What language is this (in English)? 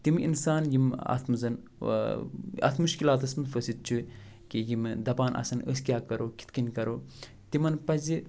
Kashmiri